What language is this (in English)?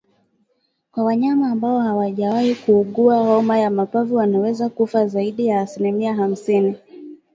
Swahili